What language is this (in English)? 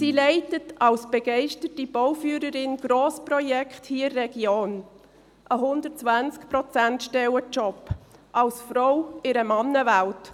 Swiss German